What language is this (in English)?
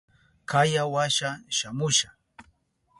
Southern Pastaza Quechua